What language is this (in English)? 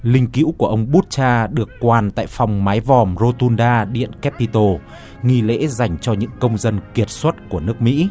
Vietnamese